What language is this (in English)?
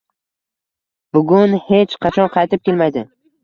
Uzbek